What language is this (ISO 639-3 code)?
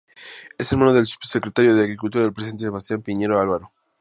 spa